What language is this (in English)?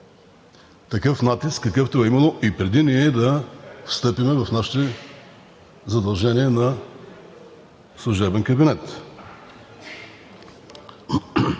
Bulgarian